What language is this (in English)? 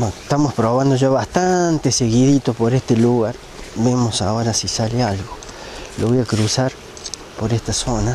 Spanish